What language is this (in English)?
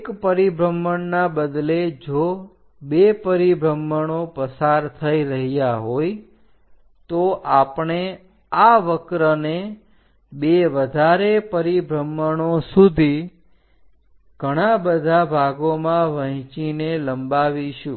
Gujarati